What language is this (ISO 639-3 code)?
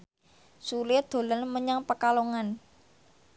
jav